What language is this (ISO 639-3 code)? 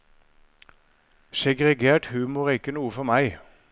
nor